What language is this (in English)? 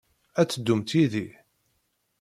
Kabyle